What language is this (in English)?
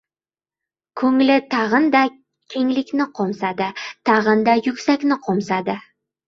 Uzbek